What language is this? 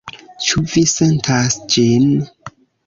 Esperanto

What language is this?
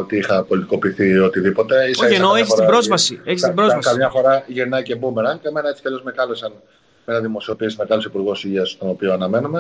Greek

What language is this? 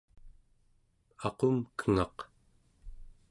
Central Yupik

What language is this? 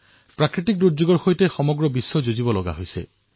Assamese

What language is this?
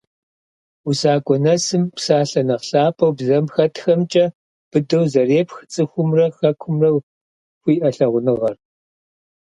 Kabardian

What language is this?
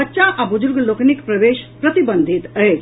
Maithili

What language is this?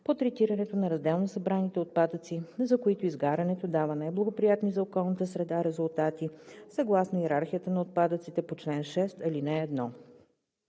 Bulgarian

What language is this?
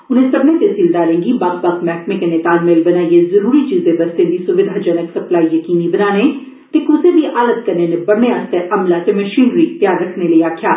Dogri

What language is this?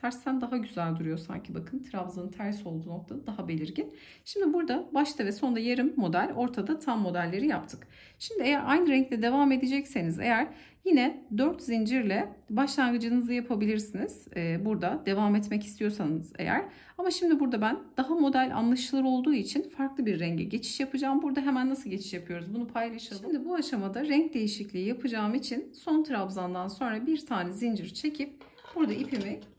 Turkish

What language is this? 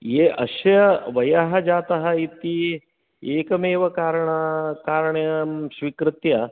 Sanskrit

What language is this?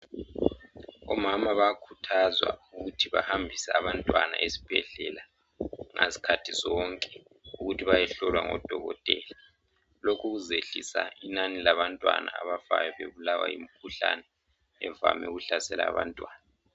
North Ndebele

